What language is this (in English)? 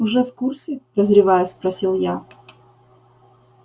Russian